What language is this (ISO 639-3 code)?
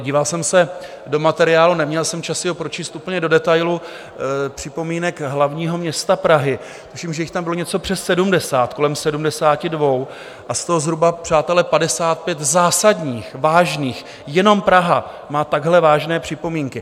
ces